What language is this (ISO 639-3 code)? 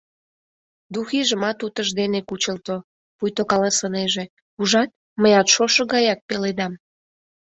chm